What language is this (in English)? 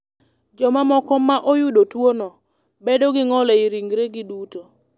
Luo (Kenya and Tanzania)